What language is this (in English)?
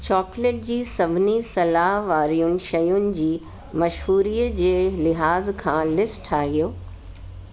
Sindhi